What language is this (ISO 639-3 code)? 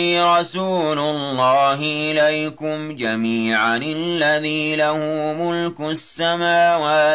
ara